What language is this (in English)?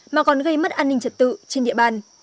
Vietnamese